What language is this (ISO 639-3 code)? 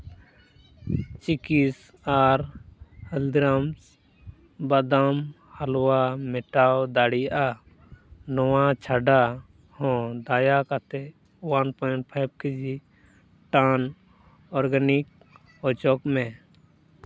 sat